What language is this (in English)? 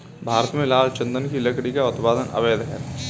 Hindi